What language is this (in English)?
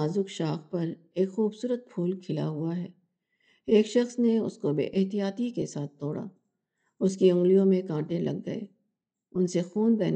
Urdu